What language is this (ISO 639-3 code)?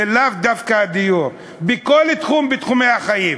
heb